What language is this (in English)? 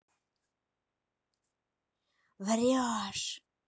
Russian